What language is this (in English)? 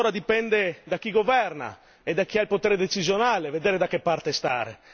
Italian